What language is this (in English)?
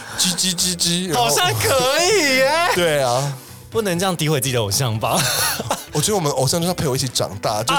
Chinese